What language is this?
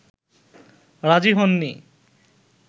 Bangla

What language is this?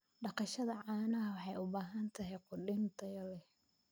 Somali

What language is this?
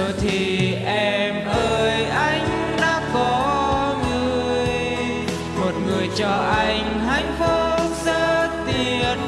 Vietnamese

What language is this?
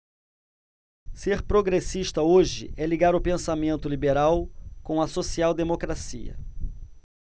Portuguese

